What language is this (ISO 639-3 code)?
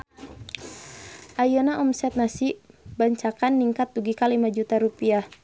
sun